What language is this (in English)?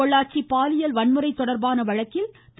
Tamil